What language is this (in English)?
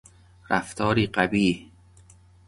Persian